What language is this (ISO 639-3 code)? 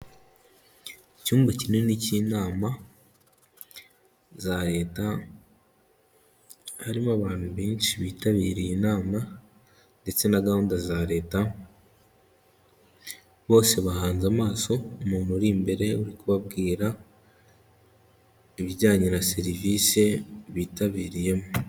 kin